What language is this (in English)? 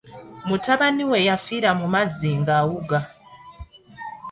Ganda